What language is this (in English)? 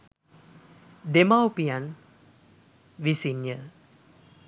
Sinhala